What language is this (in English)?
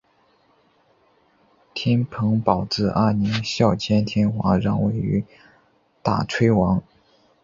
Chinese